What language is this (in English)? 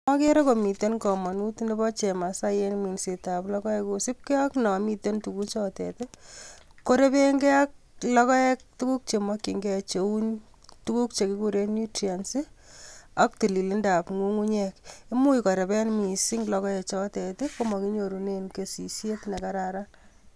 Kalenjin